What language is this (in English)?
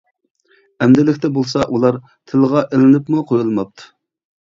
Uyghur